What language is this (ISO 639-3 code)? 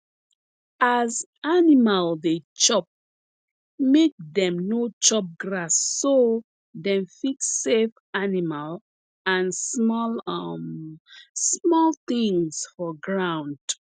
pcm